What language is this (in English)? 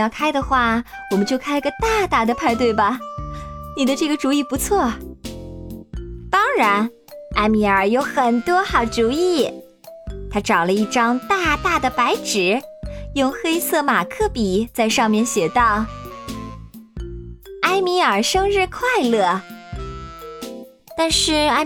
Chinese